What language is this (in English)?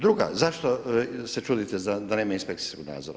Croatian